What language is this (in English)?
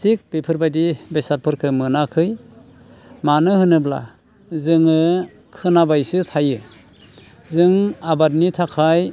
Bodo